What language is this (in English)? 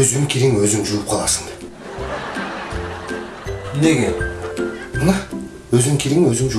Turkish